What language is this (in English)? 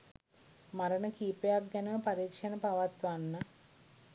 Sinhala